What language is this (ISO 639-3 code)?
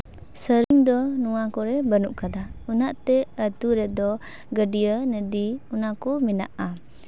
sat